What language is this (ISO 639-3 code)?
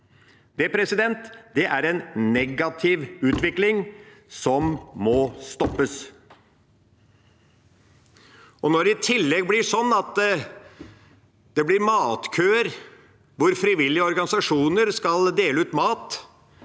nor